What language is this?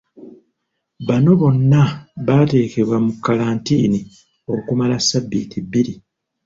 Ganda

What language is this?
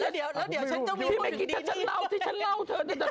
Thai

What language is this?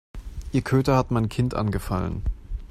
German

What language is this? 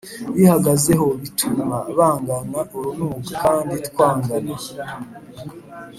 Kinyarwanda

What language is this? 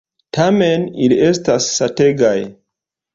Esperanto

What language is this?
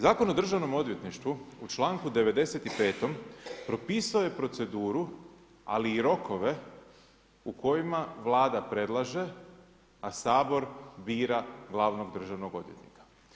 Croatian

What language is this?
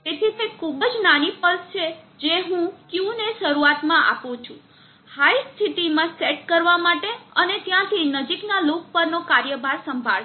Gujarati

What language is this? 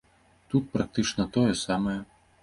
Belarusian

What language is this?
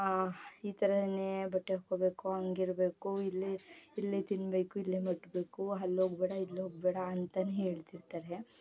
Kannada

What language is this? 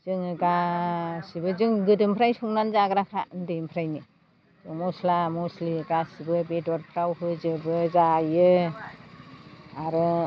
Bodo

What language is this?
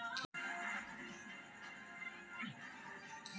Magahi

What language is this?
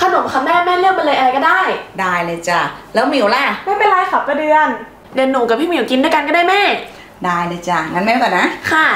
Thai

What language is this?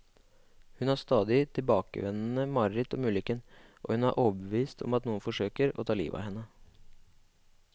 Norwegian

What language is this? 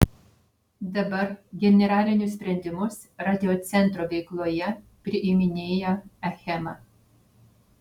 Lithuanian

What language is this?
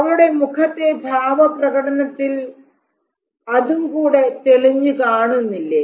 Malayalam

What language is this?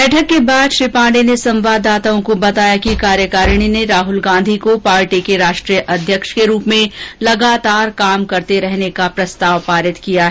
Hindi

